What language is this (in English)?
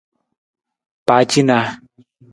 Nawdm